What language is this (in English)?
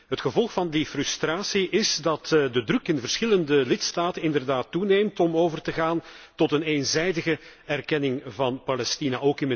Dutch